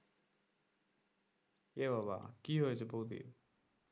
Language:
Bangla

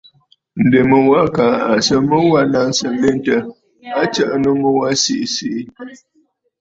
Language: Bafut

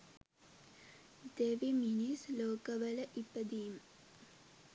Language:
Sinhala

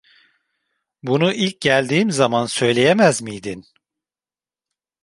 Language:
Turkish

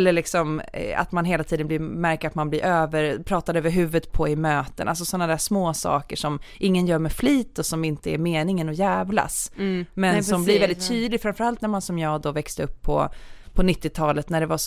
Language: Swedish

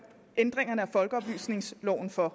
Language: Danish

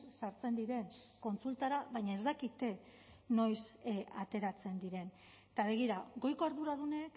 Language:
Basque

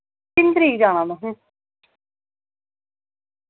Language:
Dogri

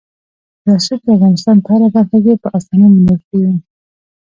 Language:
Pashto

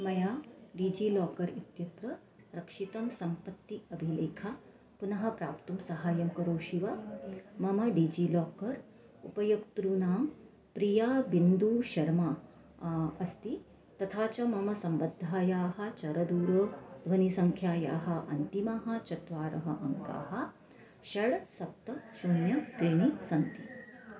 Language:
Sanskrit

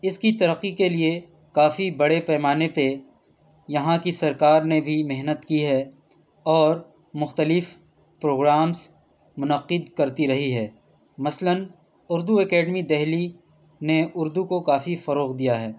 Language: Urdu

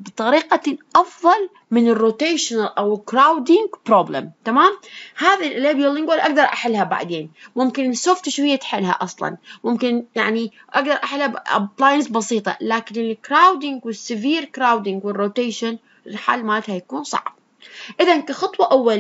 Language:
Arabic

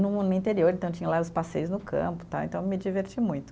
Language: Portuguese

